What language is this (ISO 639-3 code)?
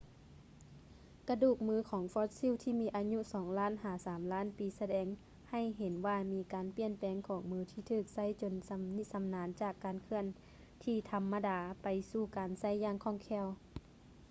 lao